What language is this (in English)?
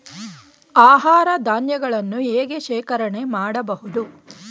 Kannada